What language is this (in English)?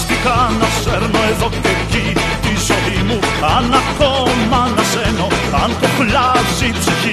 Greek